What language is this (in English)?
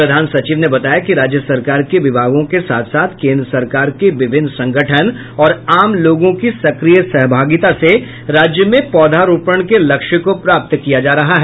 Hindi